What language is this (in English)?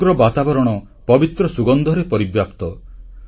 Odia